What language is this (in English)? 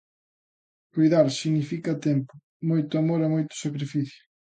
Galician